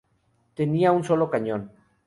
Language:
Spanish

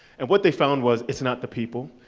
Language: English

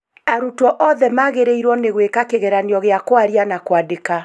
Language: Kikuyu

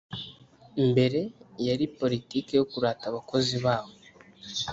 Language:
Kinyarwanda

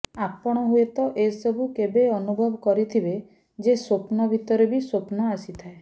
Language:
Odia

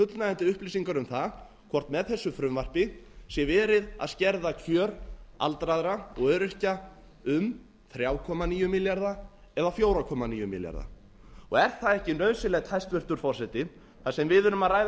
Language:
Icelandic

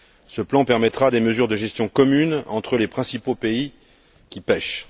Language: French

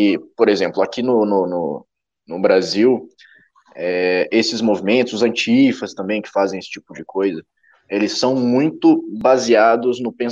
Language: Portuguese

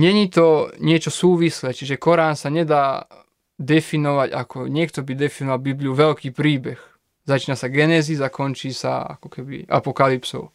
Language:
Slovak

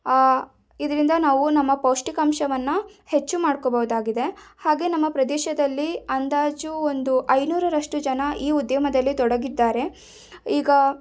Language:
Kannada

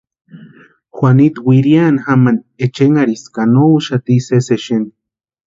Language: Western Highland Purepecha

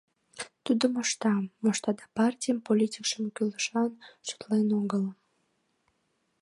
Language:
Mari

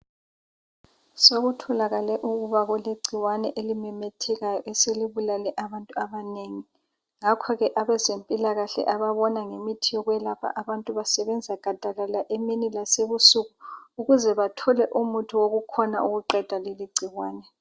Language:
North Ndebele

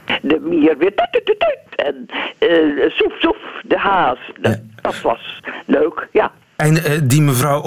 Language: Dutch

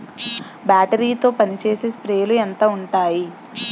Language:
Telugu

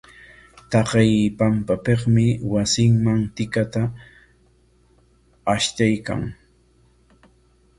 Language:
Corongo Ancash Quechua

